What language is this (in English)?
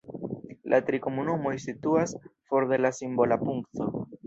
Esperanto